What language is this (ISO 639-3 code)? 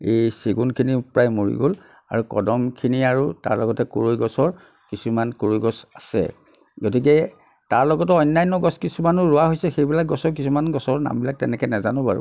asm